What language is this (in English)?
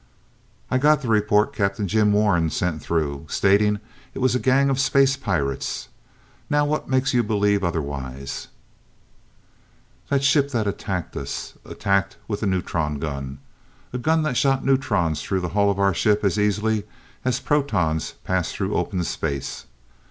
English